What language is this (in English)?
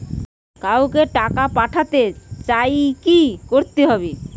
Bangla